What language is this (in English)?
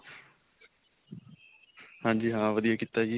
Punjabi